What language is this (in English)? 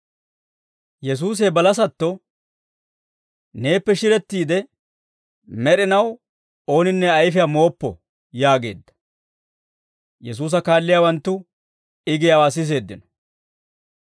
Dawro